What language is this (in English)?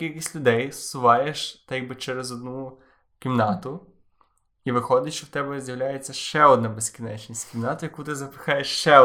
Ukrainian